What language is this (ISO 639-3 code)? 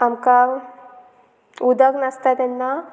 kok